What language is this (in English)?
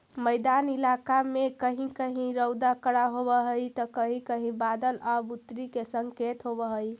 Magahi